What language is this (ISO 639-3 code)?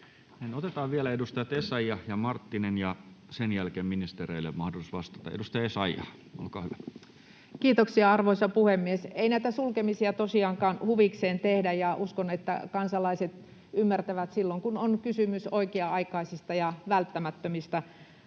fin